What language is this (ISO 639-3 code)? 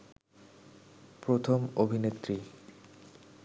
ben